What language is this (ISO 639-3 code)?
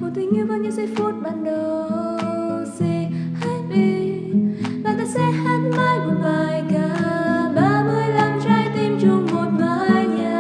vie